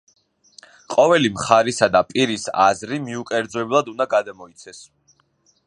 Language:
Georgian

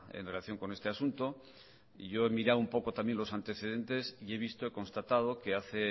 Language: Spanish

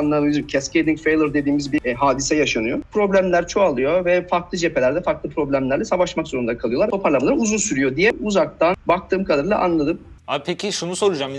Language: Turkish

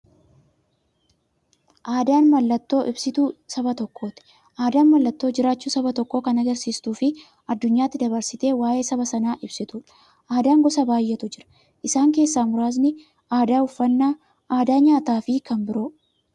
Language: Oromo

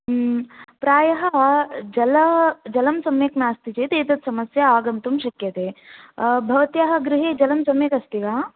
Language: Sanskrit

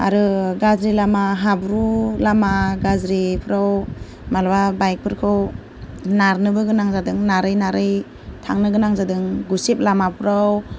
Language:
Bodo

